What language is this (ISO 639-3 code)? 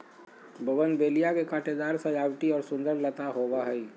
mag